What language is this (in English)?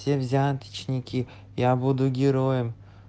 Russian